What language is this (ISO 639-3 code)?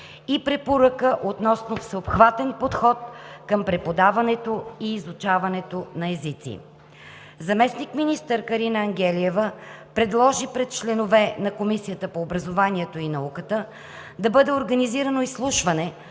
bul